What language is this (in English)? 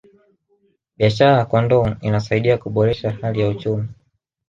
Swahili